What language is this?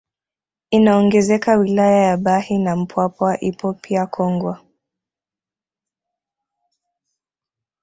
Swahili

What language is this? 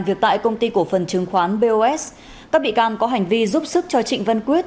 Vietnamese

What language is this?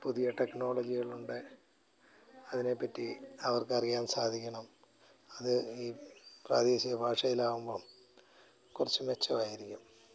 Malayalam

